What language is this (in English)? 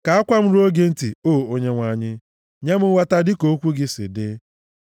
Igbo